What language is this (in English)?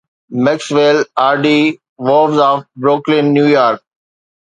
Sindhi